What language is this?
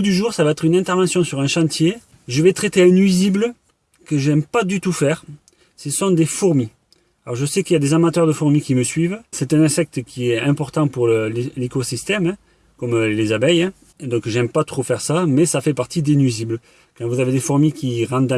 French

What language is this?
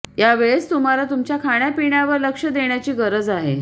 Marathi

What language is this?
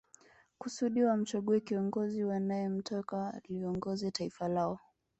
Swahili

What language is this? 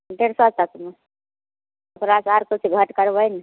Maithili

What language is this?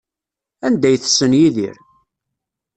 Kabyle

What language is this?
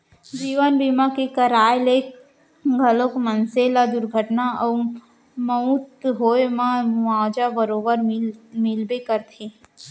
Chhattisgarhi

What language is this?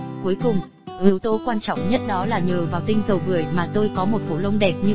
Vietnamese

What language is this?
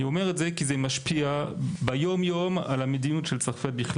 Hebrew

